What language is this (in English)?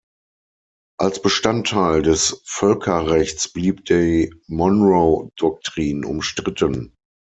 German